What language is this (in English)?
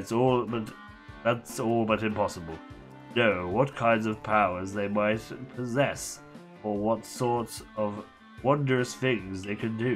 English